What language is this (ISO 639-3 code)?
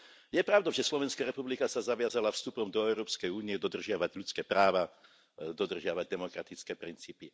slk